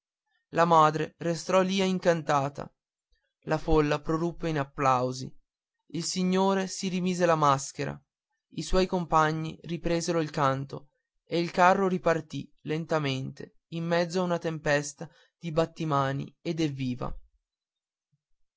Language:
Italian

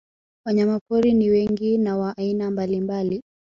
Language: Swahili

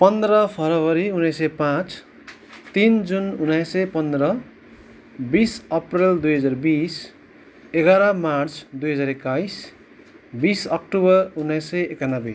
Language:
Nepali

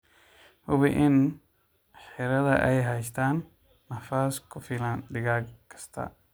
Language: Somali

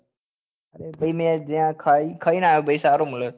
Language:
Gujarati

